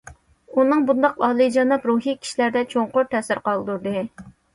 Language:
Uyghur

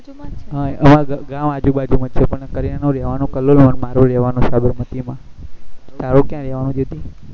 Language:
Gujarati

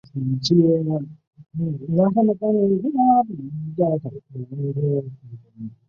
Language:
Chinese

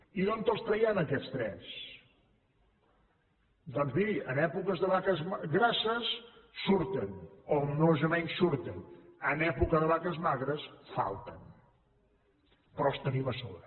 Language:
Catalan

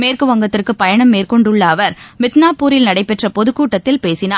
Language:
Tamil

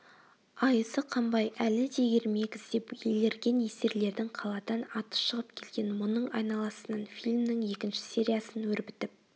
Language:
Kazakh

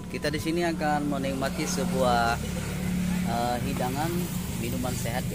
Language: Indonesian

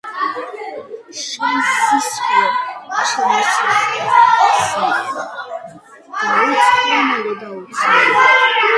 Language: Georgian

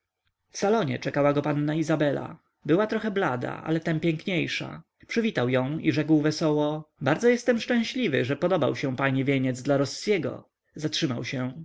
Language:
Polish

